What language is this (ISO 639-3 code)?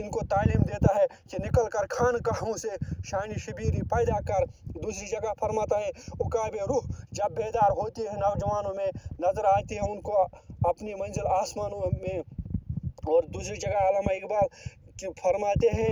ron